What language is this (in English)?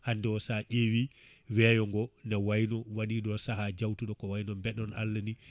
Fula